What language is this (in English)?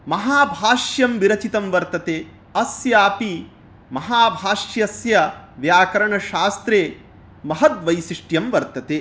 Sanskrit